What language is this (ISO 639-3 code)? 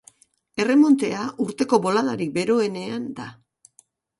eus